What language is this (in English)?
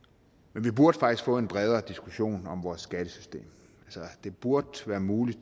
Danish